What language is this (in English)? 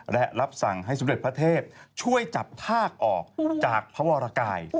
Thai